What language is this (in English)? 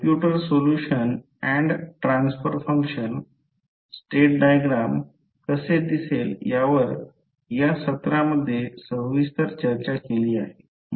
Marathi